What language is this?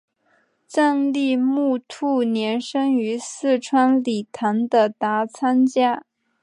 Chinese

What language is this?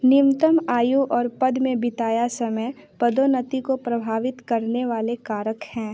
Hindi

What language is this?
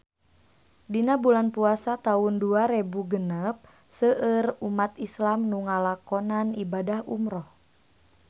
Sundanese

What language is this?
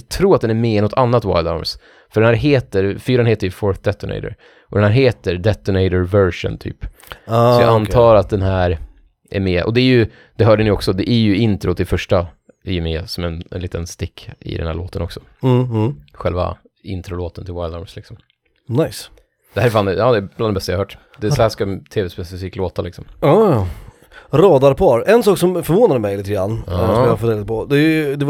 Swedish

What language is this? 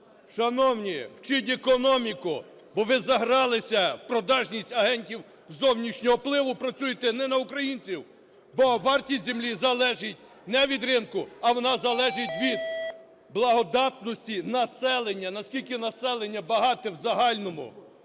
Ukrainian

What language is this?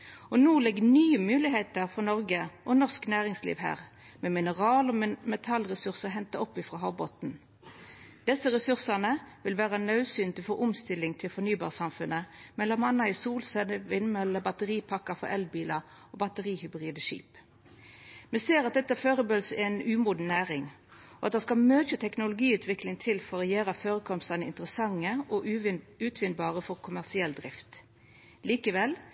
Norwegian Nynorsk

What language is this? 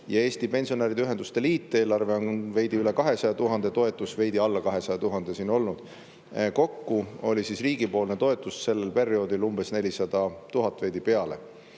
Estonian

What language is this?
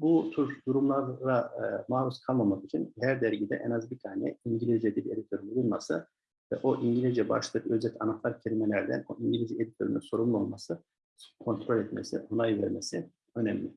Turkish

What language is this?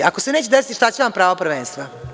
Serbian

